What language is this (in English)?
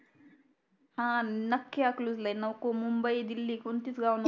Marathi